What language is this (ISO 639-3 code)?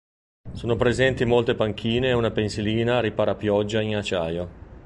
ita